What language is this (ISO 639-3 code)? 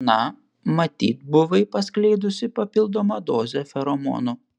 lit